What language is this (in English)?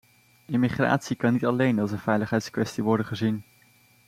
Dutch